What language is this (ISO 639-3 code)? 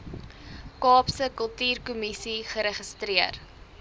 afr